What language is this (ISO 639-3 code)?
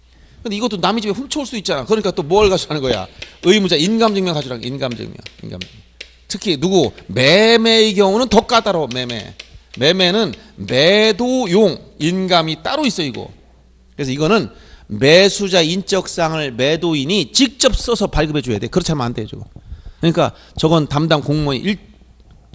kor